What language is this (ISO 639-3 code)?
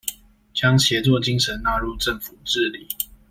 zho